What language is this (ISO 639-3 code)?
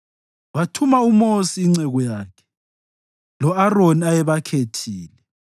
nde